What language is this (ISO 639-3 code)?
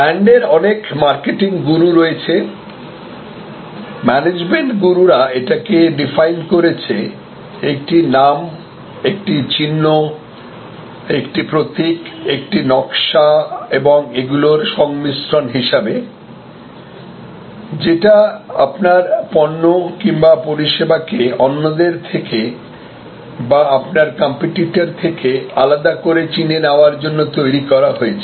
ben